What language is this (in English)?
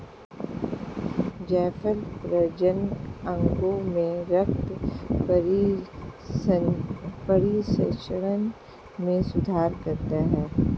Hindi